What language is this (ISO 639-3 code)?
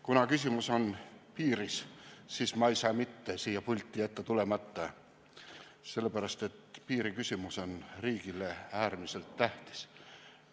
est